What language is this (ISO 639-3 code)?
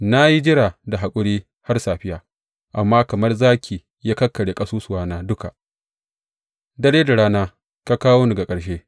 hau